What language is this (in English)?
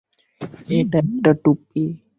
Bangla